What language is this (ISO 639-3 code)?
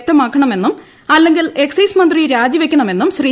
mal